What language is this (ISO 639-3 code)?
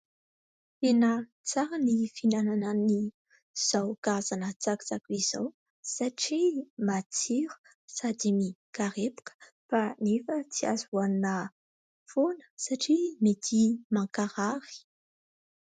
mlg